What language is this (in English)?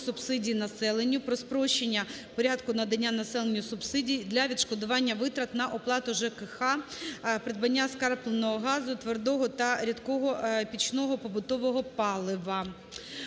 Ukrainian